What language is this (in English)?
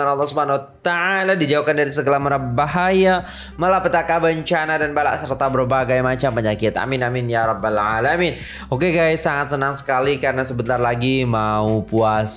Indonesian